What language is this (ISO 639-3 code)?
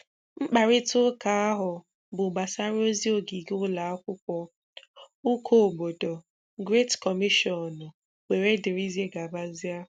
ibo